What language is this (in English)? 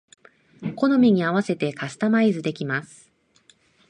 Japanese